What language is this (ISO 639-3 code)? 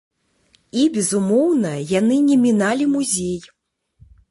bel